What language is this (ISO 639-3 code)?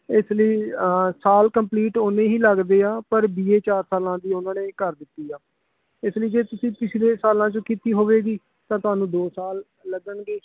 pan